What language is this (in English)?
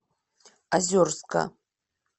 Russian